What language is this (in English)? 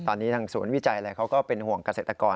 Thai